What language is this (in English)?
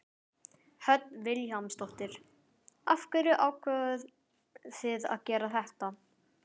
Icelandic